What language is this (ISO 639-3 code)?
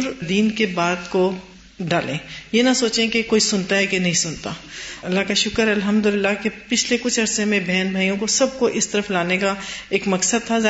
urd